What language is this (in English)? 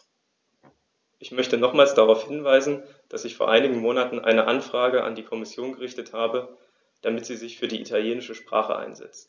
German